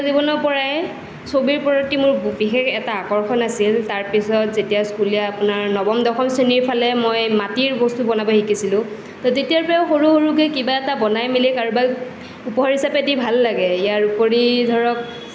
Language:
Assamese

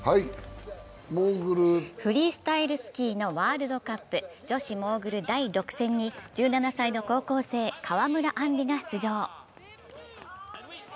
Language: Japanese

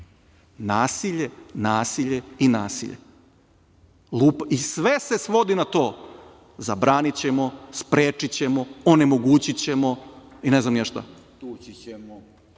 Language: Serbian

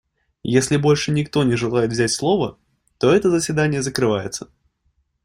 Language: Russian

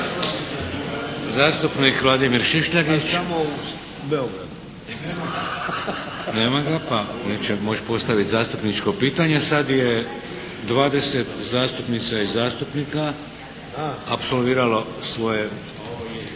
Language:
Croatian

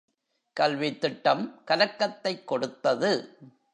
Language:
Tamil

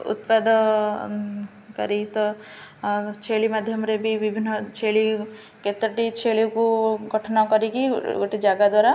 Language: Odia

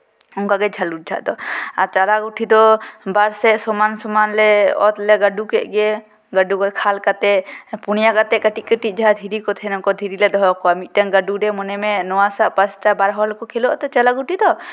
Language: Santali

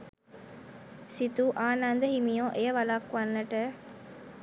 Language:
Sinhala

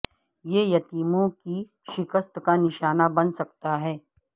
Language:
Urdu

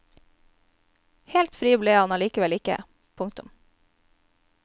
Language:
Norwegian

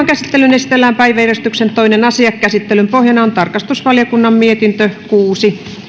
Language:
Finnish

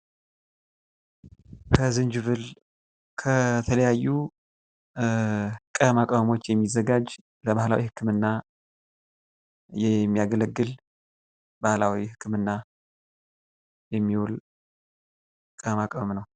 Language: Amharic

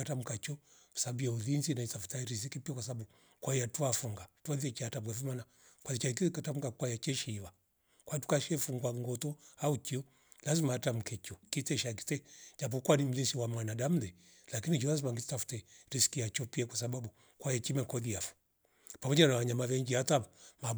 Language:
Rombo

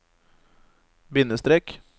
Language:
Norwegian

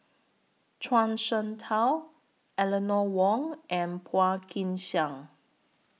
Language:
English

